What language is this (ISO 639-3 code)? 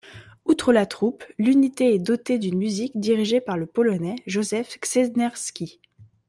fra